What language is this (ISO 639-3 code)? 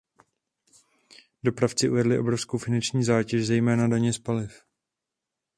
ces